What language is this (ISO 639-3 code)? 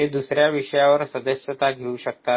mar